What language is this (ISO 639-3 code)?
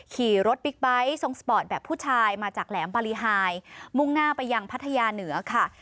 tha